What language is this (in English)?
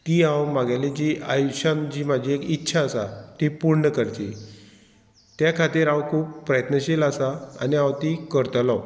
Konkani